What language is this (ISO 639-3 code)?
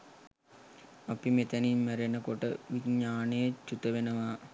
sin